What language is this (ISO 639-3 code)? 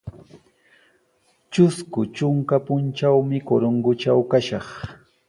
qws